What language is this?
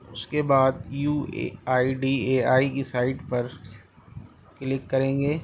Urdu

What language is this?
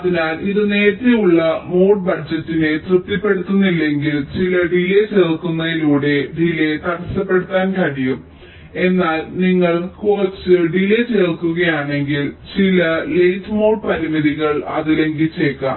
Malayalam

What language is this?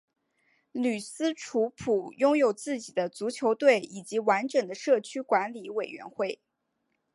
Chinese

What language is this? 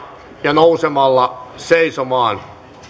Finnish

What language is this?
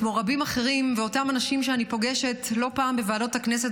Hebrew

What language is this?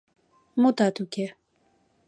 Mari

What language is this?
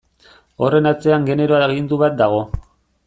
Basque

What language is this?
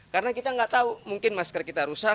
Indonesian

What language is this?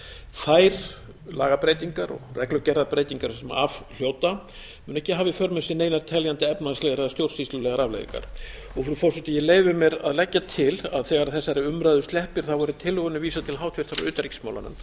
Icelandic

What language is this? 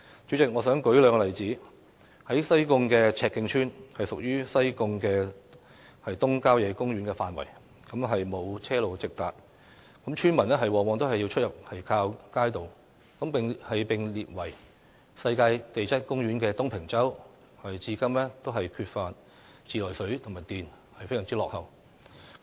Cantonese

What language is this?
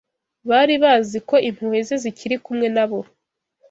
Kinyarwanda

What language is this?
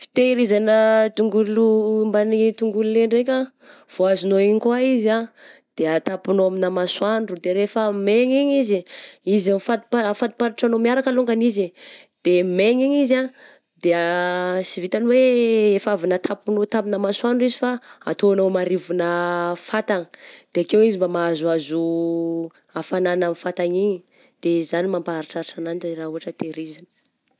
Southern Betsimisaraka Malagasy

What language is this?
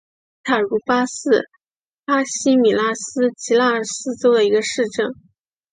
Chinese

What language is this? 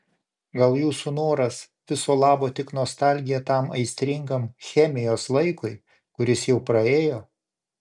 Lithuanian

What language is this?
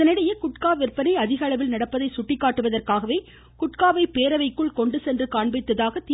Tamil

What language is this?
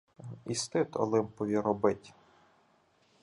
Ukrainian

